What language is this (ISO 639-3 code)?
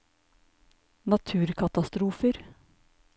nor